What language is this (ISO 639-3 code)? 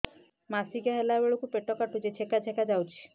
ori